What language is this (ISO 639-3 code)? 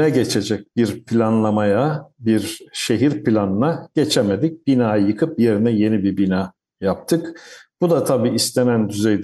tur